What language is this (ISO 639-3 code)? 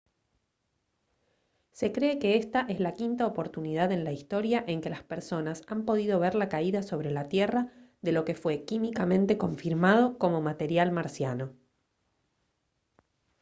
spa